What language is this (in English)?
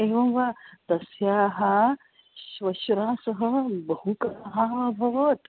Sanskrit